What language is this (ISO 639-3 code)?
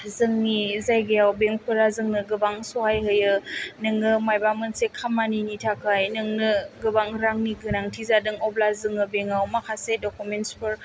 brx